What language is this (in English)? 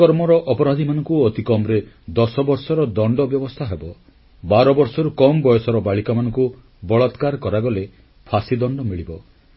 Odia